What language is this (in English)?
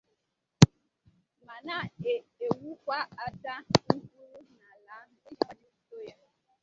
Igbo